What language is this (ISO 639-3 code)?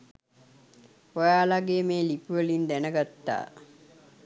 sin